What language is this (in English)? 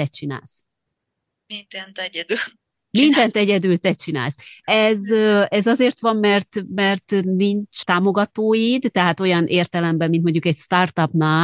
Hungarian